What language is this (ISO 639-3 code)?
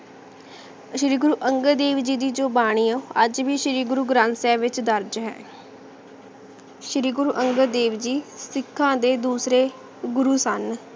pan